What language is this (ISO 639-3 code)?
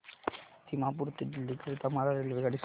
mar